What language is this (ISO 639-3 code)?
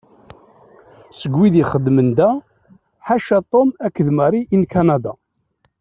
kab